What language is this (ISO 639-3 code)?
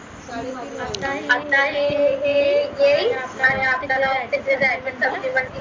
mar